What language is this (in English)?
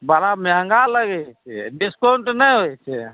Maithili